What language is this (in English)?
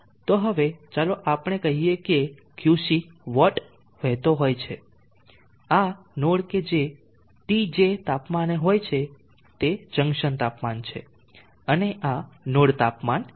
Gujarati